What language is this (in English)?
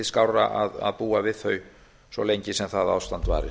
Icelandic